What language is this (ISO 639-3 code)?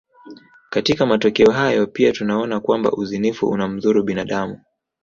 swa